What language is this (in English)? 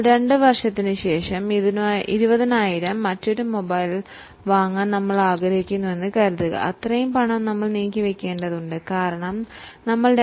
Malayalam